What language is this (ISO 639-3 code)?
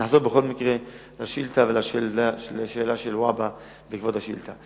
heb